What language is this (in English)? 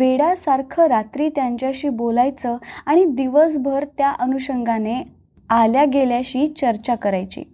Marathi